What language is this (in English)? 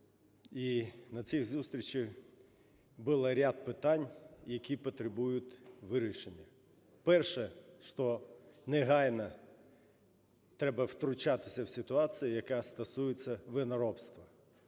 Ukrainian